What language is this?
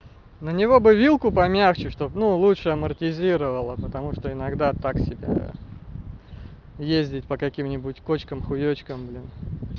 Russian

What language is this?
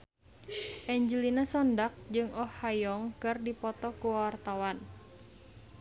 Sundanese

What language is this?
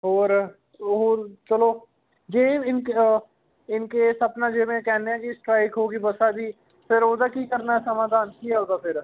Punjabi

